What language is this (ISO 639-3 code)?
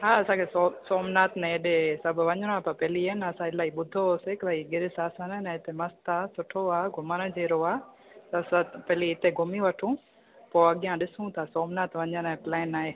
snd